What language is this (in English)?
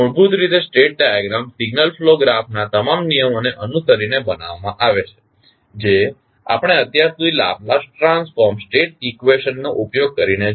Gujarati